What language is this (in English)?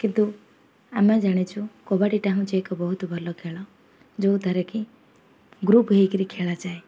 Odia